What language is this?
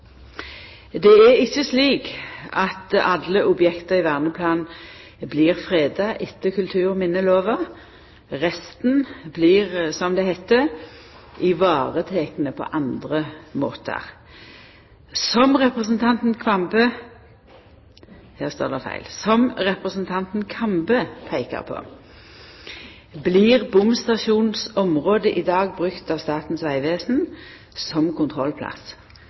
Norwegian Nynorsk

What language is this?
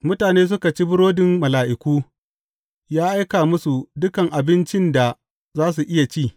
Hausa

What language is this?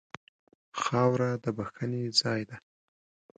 Pashto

